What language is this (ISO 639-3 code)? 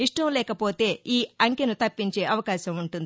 tel